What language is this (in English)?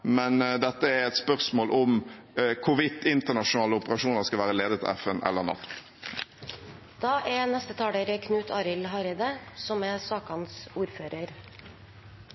Norwegian